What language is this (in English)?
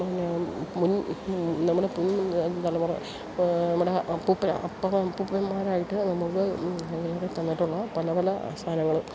Malayalam